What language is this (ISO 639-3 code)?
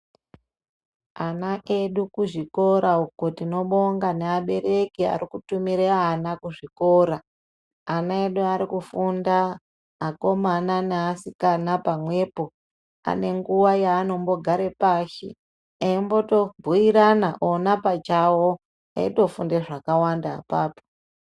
ndc